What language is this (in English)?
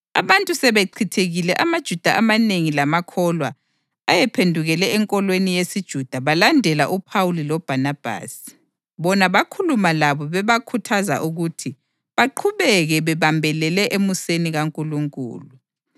North Ndebele